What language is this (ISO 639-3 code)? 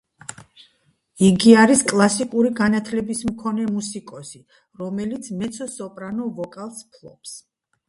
kat